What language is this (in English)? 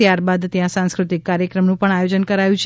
Gujarati